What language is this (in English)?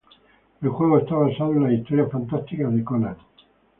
Spanish